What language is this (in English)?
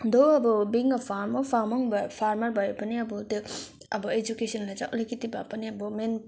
Nepali